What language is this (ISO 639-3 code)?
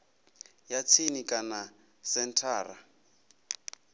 ven